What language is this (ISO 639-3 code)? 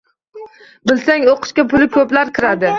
uzb